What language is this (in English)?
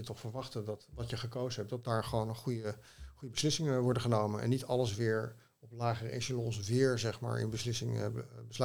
Dutch